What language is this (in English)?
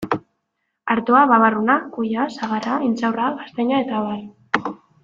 Basque